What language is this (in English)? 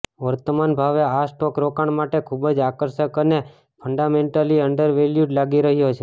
Gujarati